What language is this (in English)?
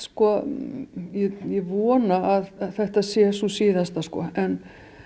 Icelandic